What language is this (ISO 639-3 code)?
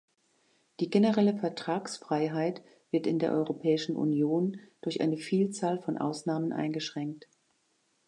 deu